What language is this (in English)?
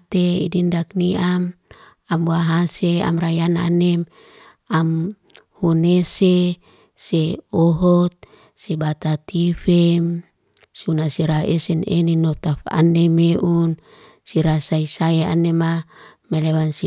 Liana-Seti